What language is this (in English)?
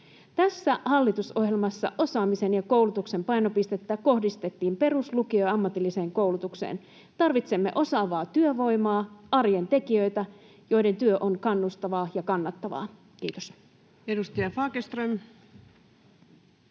Finnish